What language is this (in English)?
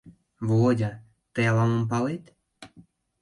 Mari